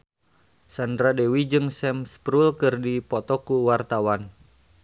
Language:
Sundanese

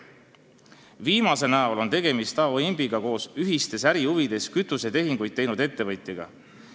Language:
Estonian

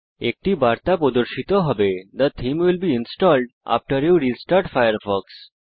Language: Bangla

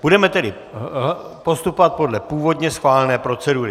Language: Czech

